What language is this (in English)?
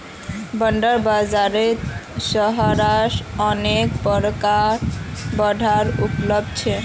Magahi